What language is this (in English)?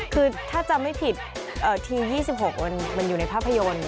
Thai